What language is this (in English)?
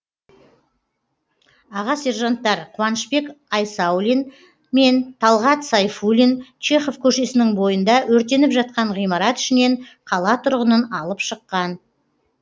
Kazakh